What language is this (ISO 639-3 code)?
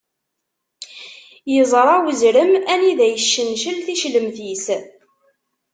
kab